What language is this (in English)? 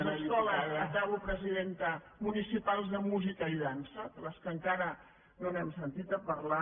Catalan